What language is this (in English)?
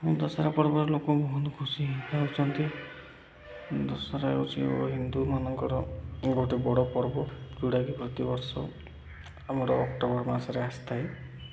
Odia